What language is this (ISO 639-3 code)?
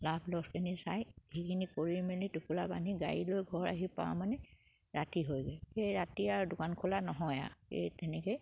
asm